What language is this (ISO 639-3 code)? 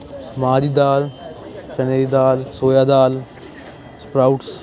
pan